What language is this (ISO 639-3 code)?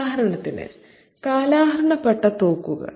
mal